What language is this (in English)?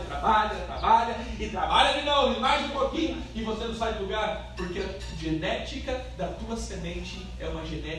Portuguese